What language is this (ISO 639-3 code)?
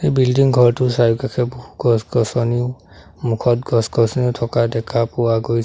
asm